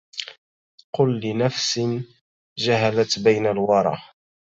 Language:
Arabic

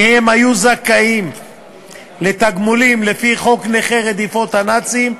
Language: Hebrew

